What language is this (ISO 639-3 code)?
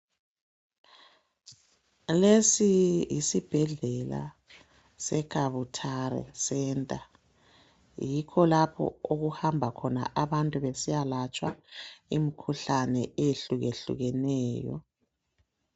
nde